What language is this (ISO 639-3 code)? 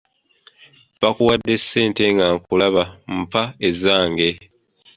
lug